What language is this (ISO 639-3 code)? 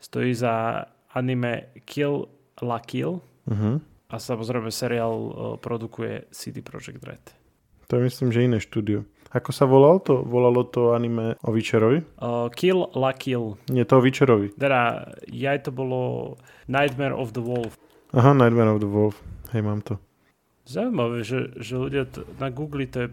slk